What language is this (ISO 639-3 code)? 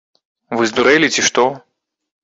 bel